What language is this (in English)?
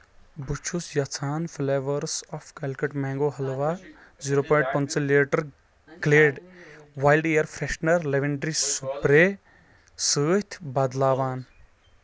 Kashmiri